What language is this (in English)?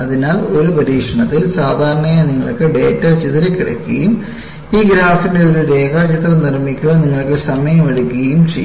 Malayalam